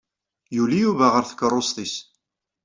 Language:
Kabyle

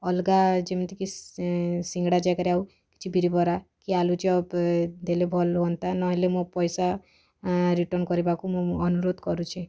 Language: Odia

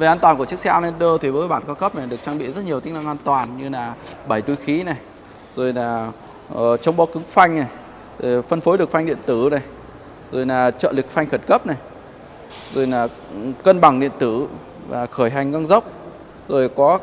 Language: Vietnamese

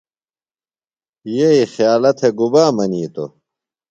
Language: Phalura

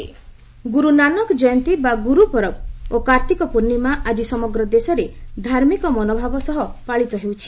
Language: Odia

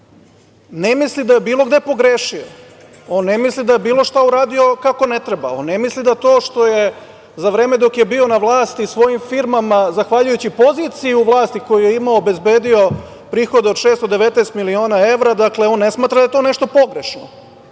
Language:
Serbian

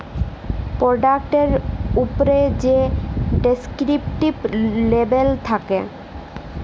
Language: Bangla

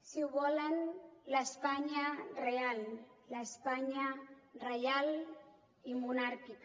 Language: Catalan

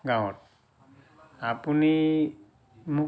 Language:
Assamese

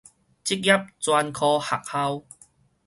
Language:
Min Nan Chinese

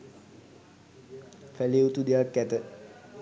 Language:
Sinhala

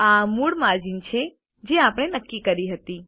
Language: Gujarati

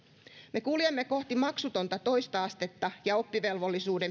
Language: Finnish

